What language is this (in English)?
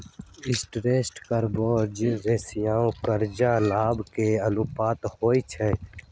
Magahi